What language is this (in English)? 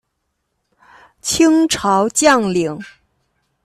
Chinese